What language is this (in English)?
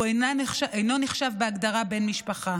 Hebrew